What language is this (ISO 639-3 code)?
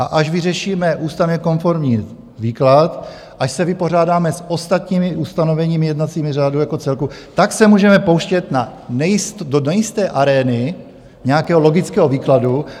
ces